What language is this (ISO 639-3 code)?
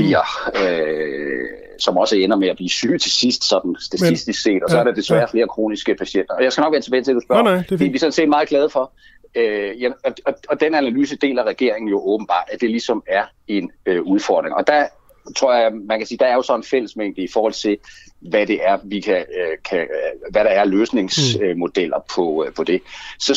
dan